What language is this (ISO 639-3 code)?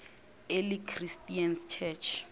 nso